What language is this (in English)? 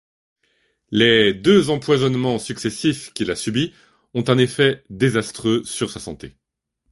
French